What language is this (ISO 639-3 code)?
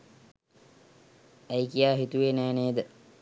sin